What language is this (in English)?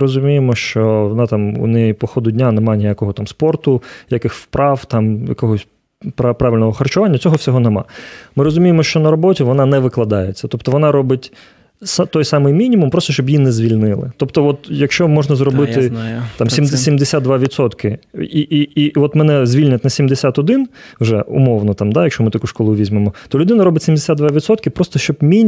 Ukrainian